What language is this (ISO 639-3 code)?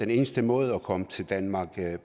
dan